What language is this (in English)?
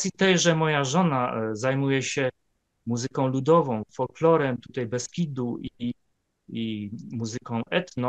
Polish